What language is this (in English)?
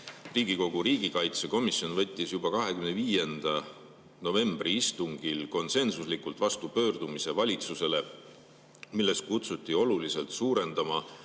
Estonian